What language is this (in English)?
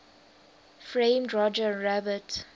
English